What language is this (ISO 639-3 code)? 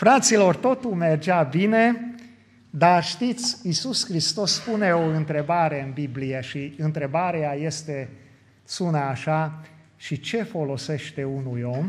ron